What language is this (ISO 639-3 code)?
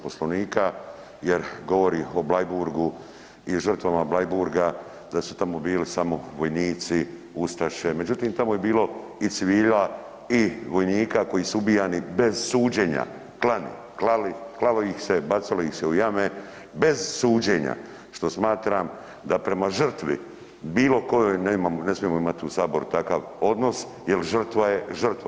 hrv